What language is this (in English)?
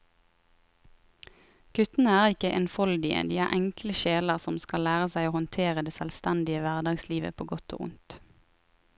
Norwegian